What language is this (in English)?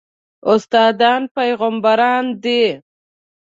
Pashto